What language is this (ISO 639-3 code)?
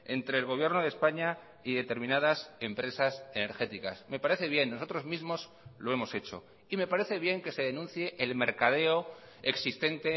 spa